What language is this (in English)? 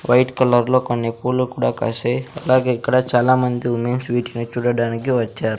Telugu